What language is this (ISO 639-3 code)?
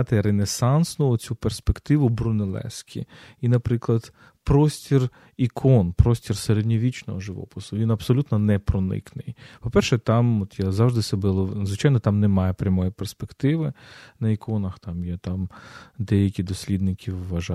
ukr